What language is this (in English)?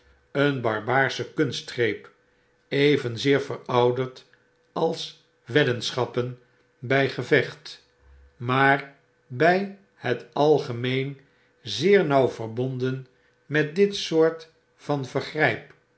Dutch